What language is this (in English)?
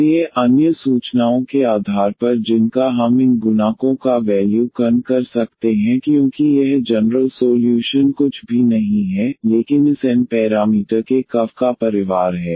Hindi